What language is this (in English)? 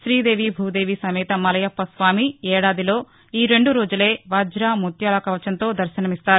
Telugu